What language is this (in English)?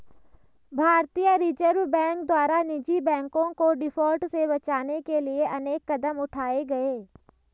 Hindi